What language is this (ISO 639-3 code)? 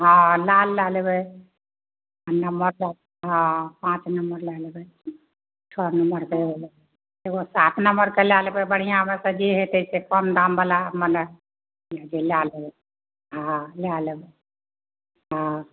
mai